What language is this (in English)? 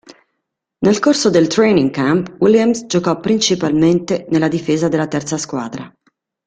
Italian